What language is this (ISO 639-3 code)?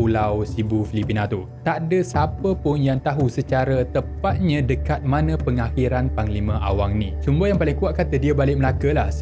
msa